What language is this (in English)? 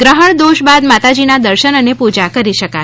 Gujarati